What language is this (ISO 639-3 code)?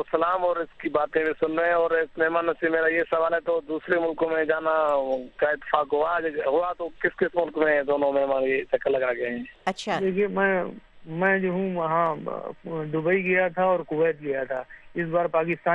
urd